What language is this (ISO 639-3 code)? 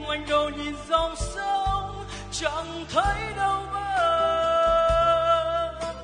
vie